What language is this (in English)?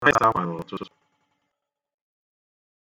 Igbo